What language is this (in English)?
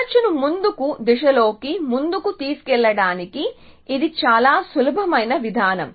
Telugu